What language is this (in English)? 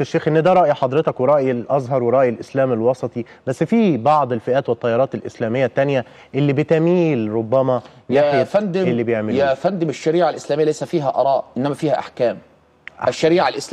Arabic